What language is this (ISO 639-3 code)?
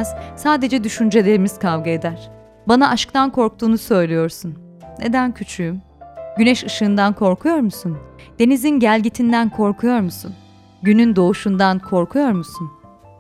tur